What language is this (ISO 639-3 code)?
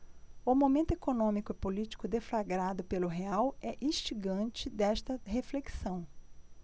por